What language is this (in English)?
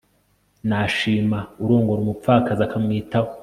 Kinyarwanda